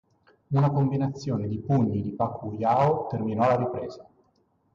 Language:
Italian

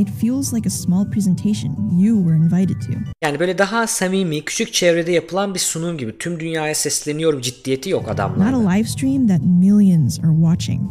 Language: Turkish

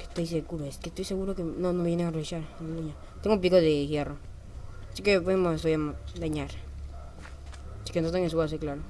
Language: Spanish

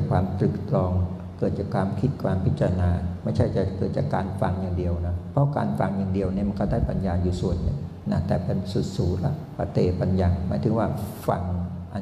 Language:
Thai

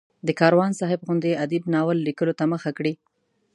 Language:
Pashto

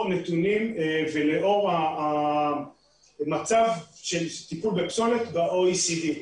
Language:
Hebrew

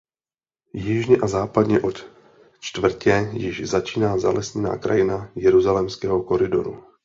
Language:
Czech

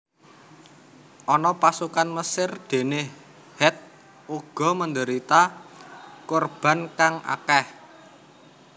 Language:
Javanese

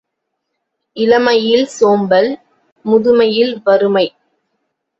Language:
Tamil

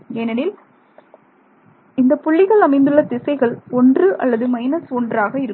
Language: Tamil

